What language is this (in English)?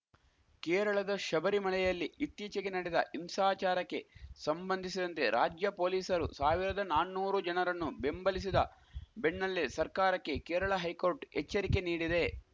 Kannada